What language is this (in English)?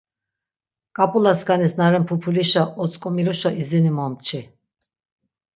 Laz